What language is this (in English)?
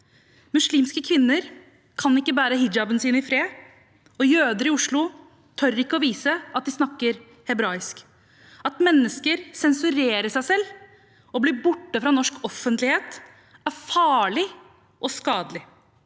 Norwegian